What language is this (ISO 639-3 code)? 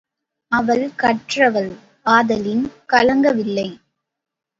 tam